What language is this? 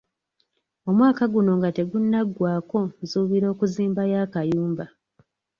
Ganda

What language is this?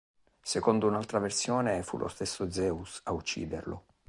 Italian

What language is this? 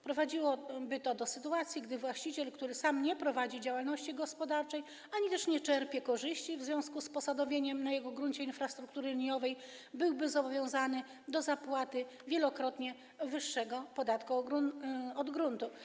Polish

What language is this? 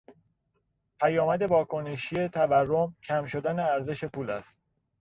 Persian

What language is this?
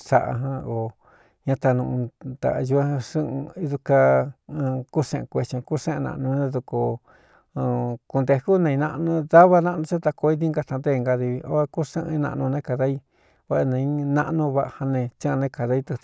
Cuyamecalco Mixtec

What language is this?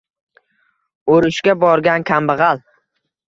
Uzbek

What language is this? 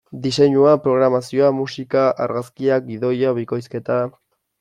Basque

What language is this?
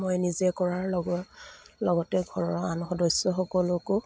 Assamese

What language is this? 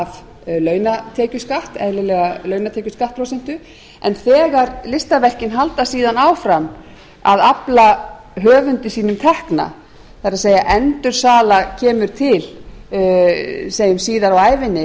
Icelandic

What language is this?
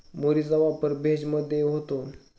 Marathi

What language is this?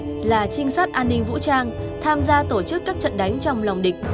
Vietnamese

